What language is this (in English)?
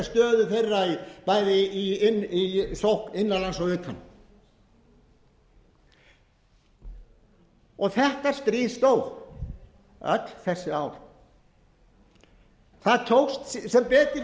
Icelandic